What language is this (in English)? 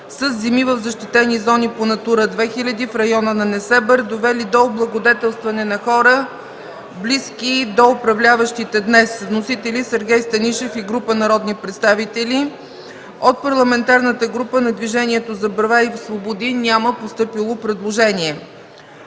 Bulgarian